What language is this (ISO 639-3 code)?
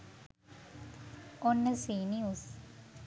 sin